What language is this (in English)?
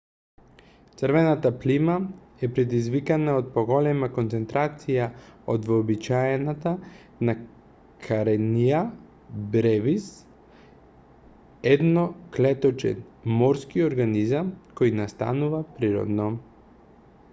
Macedonian